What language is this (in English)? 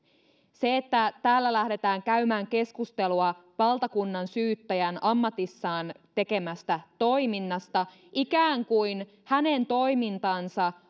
Finnish